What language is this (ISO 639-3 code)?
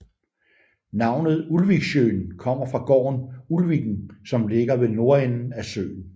dan